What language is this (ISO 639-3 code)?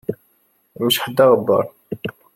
kab